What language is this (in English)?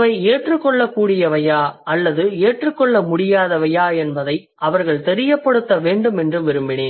Tamil